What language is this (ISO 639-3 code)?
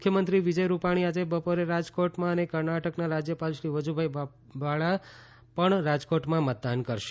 guj